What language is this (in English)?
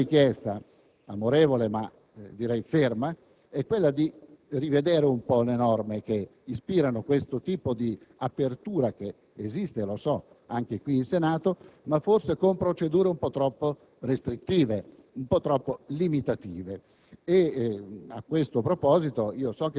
Italian